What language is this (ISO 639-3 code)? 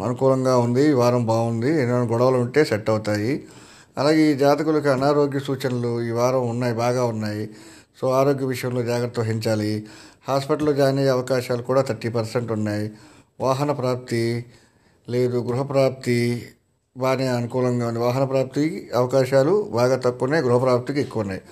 tel